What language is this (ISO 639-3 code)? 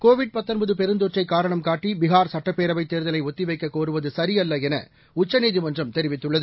tam